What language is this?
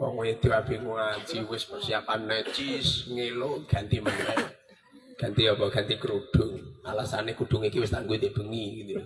Indonesian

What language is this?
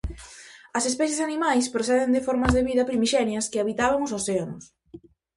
Galician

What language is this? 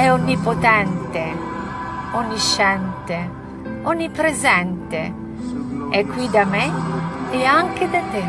Italian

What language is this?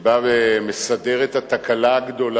Hebrew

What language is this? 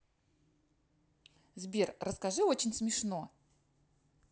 Russian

